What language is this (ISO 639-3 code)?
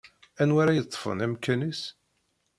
kab